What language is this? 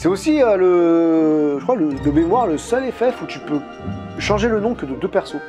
French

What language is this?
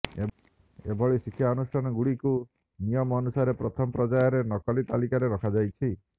Odia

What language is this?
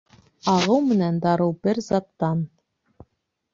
Bashkir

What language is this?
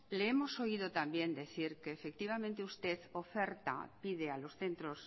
Spanish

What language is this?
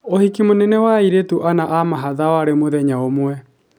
Kikuyu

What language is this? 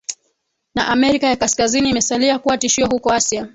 Swahili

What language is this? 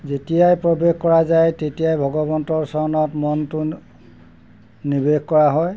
Assamese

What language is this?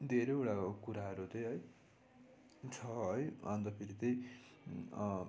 Nepali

